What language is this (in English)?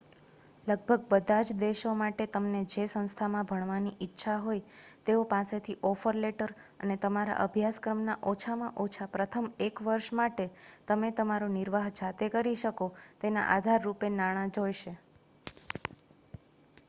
Gujarati